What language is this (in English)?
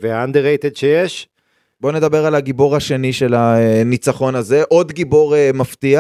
Hebrew